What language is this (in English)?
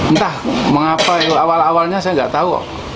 Indonesian